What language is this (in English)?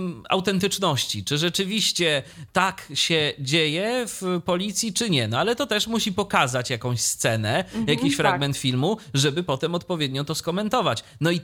Polish